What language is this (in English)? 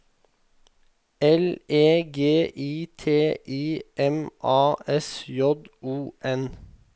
Norwegian